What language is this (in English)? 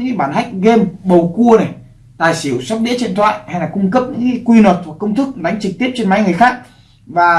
Vietnamese